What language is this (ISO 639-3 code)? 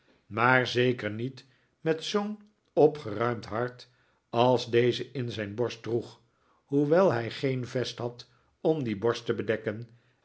nld